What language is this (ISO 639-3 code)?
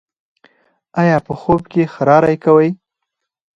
pus